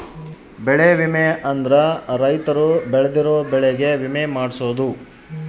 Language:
Kannada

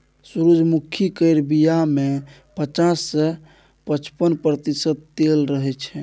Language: Maithili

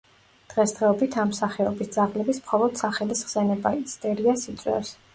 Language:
Georgian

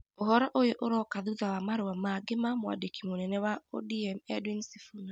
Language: Kikuyu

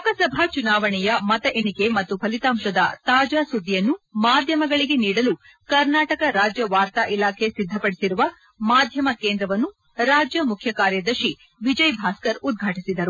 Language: Kannada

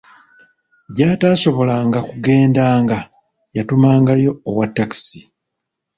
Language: Ganda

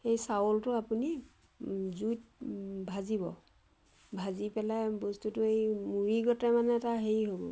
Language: Assamese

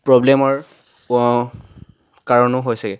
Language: Assamese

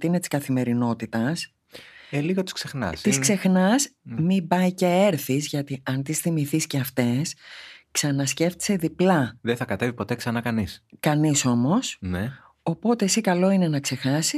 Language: Greek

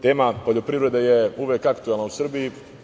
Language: Serbian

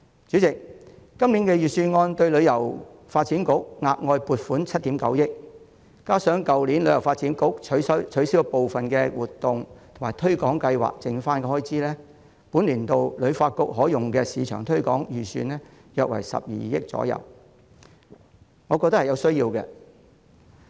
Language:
Cantonese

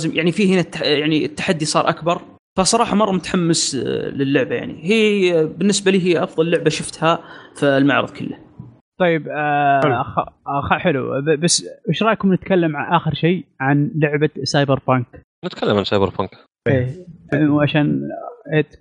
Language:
Arabic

